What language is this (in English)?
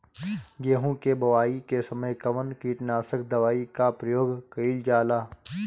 Bhojpuri